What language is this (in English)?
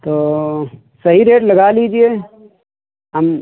Hindi